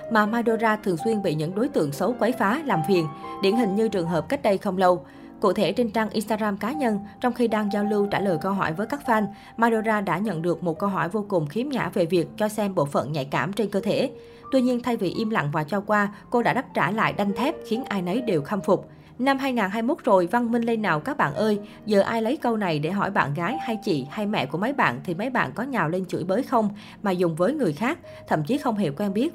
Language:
Vietnamese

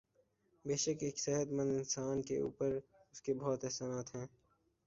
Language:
Urdu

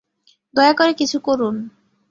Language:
Bangla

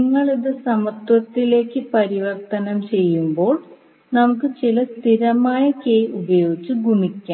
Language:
Malayalam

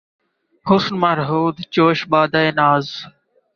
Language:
Urdu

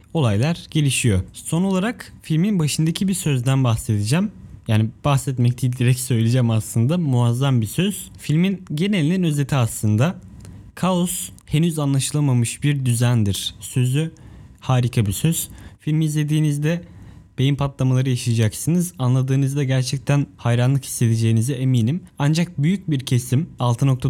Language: Turkish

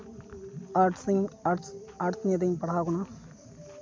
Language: Santali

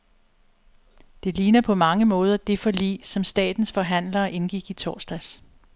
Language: Danish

